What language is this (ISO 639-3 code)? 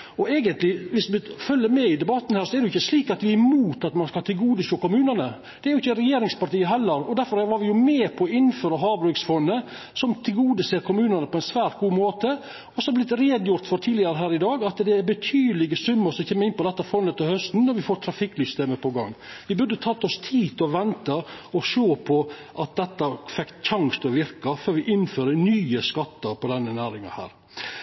nno